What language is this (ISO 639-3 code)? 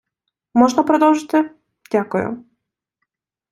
ukr